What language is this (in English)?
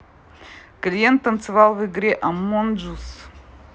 Russian